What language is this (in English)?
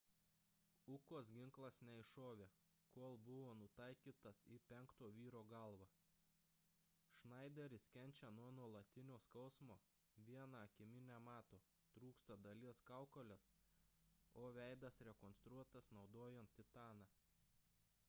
Lithuanian